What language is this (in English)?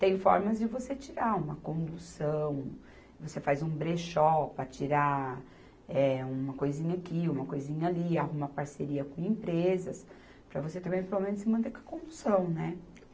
Portuguese